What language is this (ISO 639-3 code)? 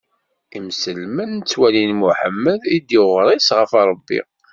kab